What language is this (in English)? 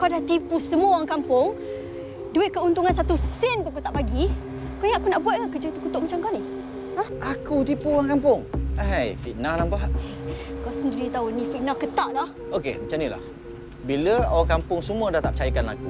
Malay